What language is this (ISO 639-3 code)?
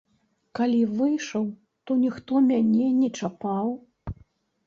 bel